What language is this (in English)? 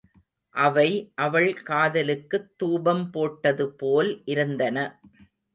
Tamil